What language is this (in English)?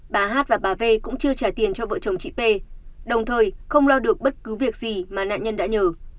Vietnamese